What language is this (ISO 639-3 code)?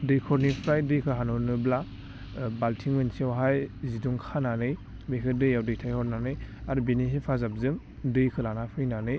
brx